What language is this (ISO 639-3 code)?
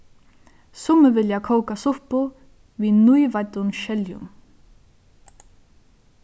fao